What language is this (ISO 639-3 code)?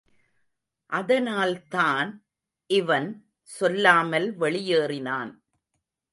tam